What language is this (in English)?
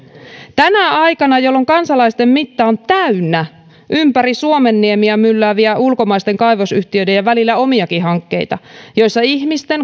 Finnish